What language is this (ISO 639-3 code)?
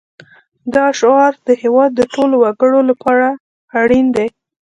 pus